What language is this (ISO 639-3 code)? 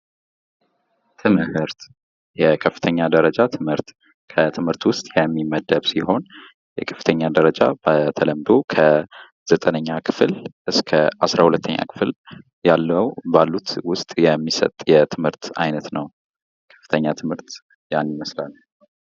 amh